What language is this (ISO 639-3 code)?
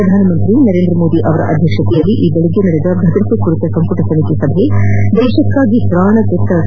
kan